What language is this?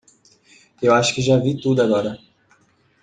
Portuguese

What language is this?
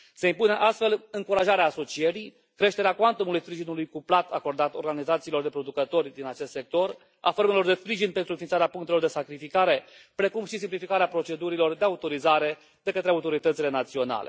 Romanian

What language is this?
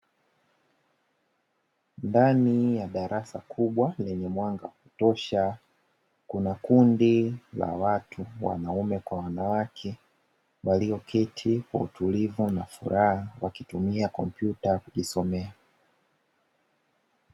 Swahili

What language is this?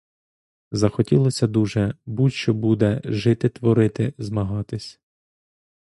Ukrainian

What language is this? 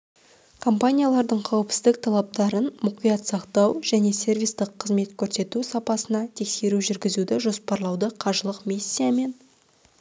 Kazakh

